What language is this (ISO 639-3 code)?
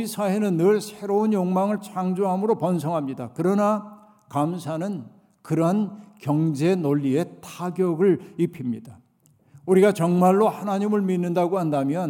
kor